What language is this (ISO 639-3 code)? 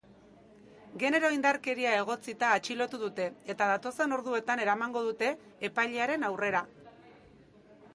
eus